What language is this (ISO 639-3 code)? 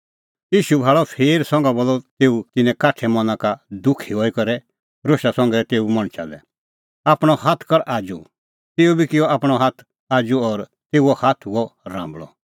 kfx